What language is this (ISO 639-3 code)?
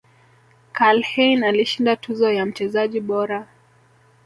swa